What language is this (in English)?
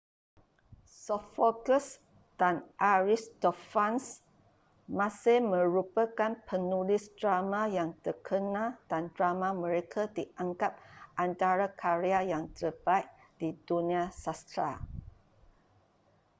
Malay